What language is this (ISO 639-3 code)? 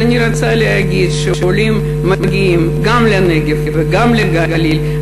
heb